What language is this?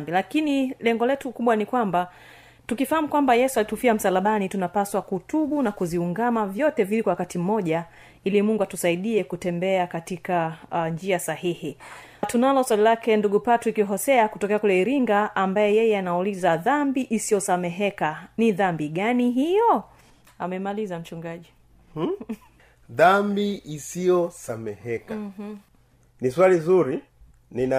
Swahili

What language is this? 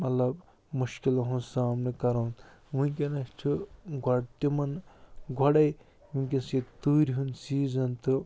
Kashmiri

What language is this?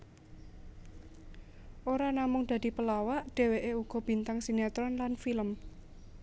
Javanese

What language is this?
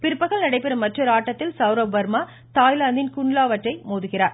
Tamil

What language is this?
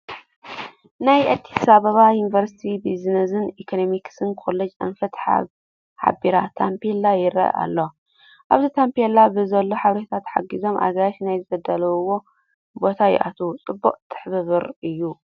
Tigrinya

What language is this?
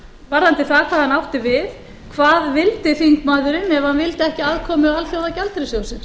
Icelandic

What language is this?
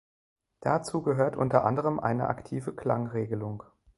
German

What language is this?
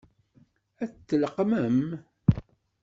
Kabyle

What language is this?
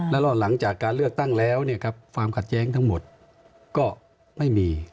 Thai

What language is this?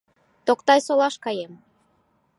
Mari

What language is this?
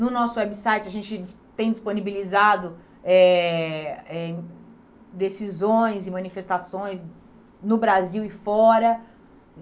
Portuguese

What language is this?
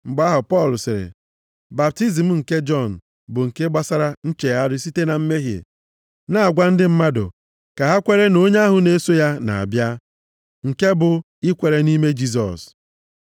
Igbo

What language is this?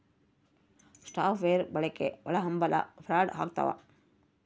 Kannada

